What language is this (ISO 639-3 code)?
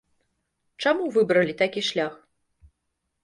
bel